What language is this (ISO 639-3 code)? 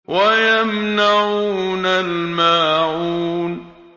ara